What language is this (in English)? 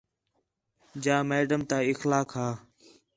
Khetrani